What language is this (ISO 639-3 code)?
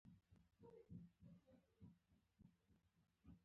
pus